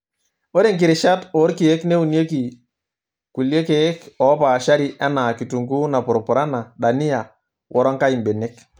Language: Masai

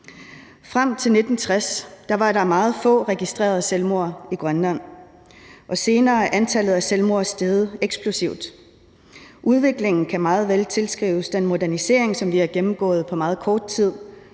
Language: Danish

